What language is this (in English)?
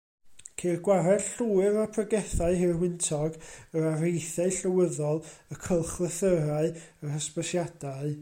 Welsh